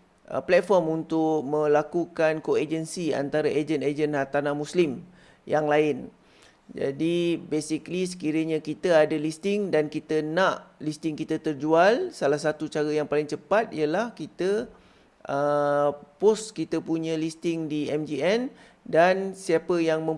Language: Malay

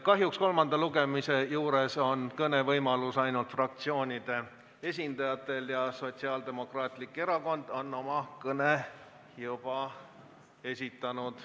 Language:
Estonian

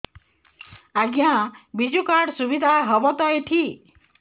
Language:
Odia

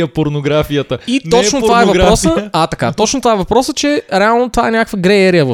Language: Bulgarian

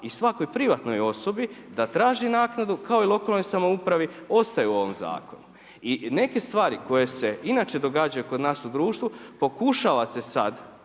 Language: Croatian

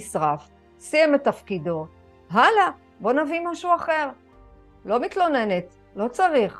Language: Hebrew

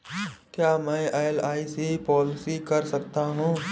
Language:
Hindi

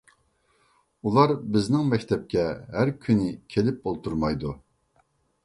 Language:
Uyghur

